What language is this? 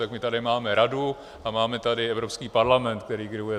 Czech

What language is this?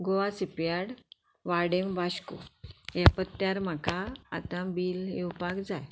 Konkani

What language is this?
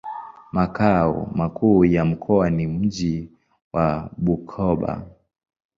Swahili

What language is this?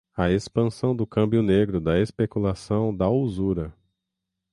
Portuguese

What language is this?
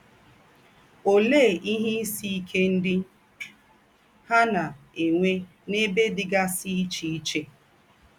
Igbo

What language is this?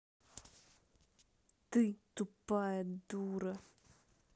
Russian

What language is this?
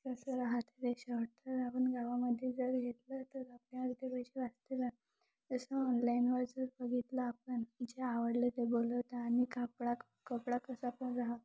Marathi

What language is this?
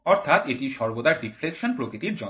Bangla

